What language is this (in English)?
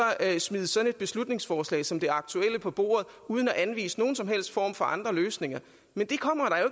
Danish